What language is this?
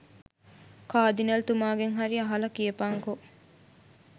Sinhala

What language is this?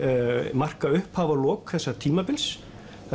Icelandic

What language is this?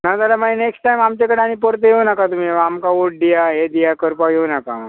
Konkani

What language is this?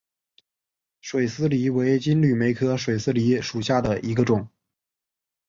Chinese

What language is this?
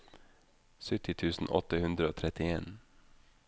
Norwegian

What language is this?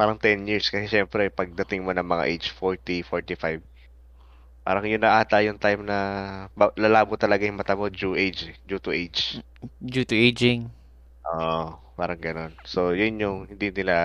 Filipino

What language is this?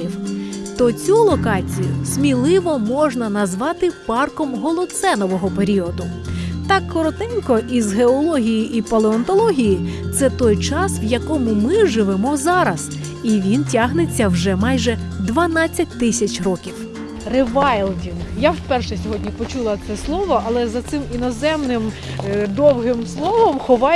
Ukrainian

